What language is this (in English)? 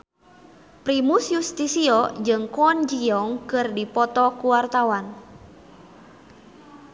Sundanese